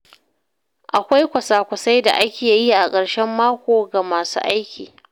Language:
Hausa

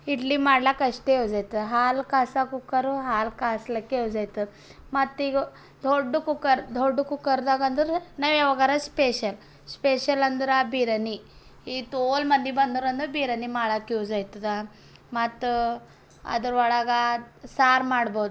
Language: Kannada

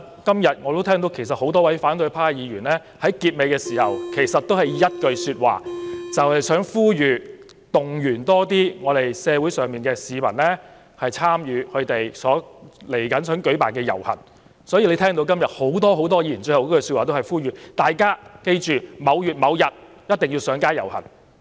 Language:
Cantonese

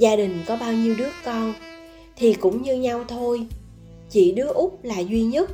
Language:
Vietnamese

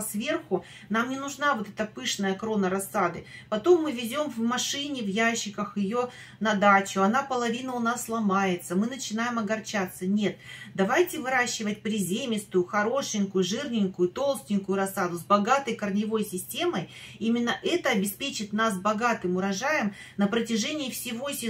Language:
Russian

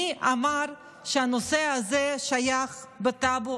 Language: Hebrew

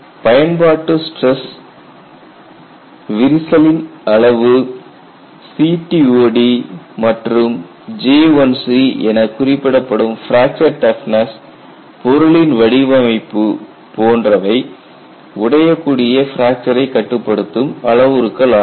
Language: Tamil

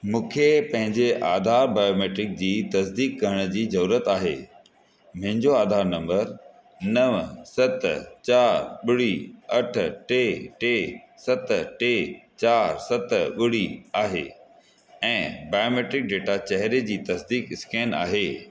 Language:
Sindhi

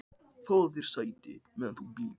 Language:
Icelandic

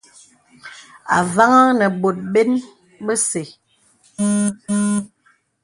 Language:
Bebele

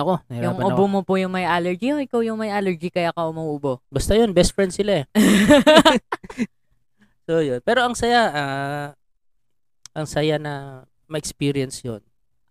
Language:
Filipino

